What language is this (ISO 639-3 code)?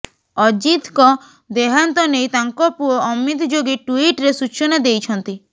ori